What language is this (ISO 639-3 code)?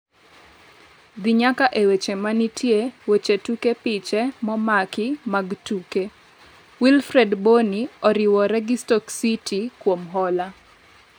luo